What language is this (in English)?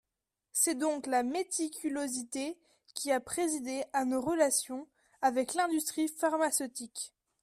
French